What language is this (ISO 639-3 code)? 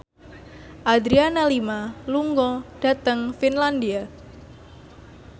jav